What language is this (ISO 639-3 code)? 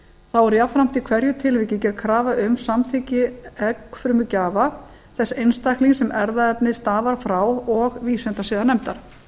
isl